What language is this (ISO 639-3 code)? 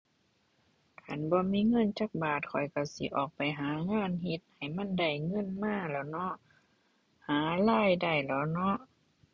tha